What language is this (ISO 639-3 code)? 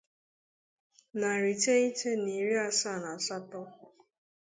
ibo